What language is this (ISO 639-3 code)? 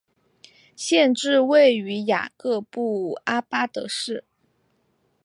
zho